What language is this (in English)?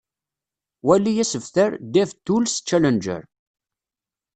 Kabyle